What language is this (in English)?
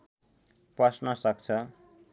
Nepali